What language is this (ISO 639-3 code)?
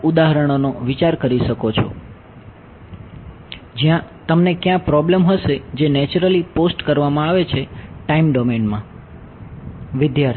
guj